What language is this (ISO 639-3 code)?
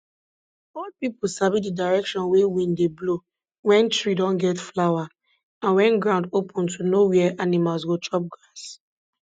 pcm